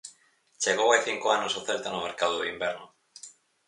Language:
Galician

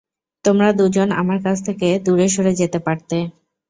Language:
Bangla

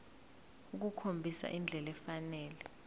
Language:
Zulu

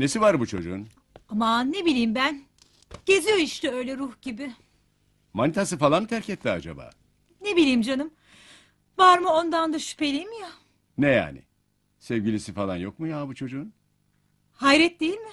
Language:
Turkish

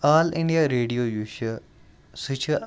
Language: Kashmiri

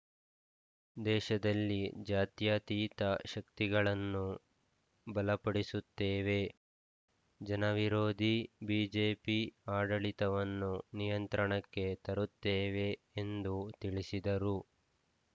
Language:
Kannada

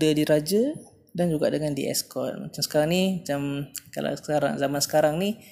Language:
Malay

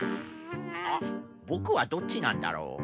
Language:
Japanese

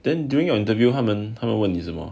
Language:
English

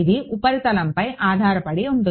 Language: Telugu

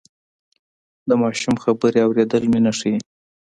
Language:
Pashto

